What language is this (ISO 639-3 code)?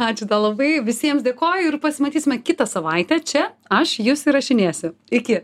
lit